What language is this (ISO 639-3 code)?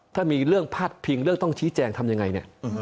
tha